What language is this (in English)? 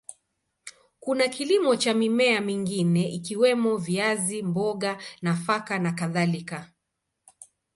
Swahili